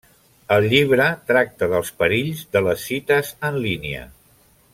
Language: Catalan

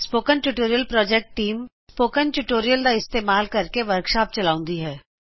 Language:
Punjabi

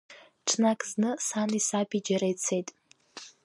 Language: Abkhazian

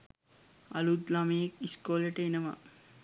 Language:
Sinhala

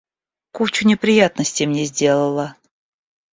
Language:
Russian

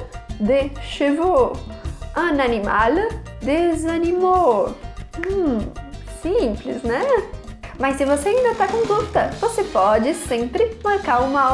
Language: Portuguese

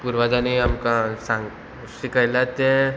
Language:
Konkani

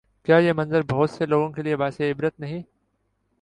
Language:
Urdu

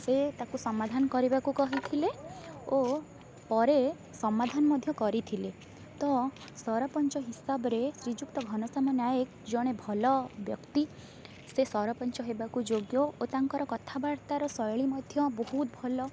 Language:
Odia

